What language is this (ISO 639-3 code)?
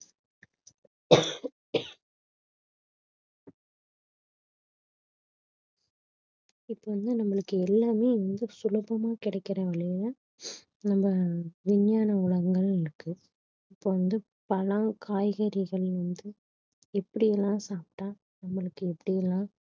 tam